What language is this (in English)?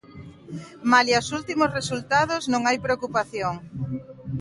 Galician